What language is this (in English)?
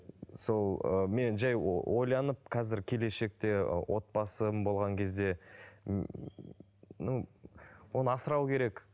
Kazakh